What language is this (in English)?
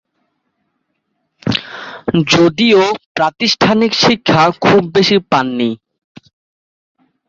Bangla